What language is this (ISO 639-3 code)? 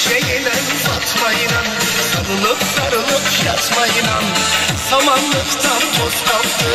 tur